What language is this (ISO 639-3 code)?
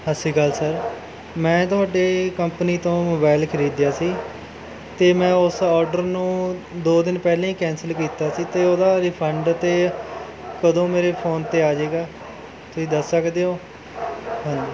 pan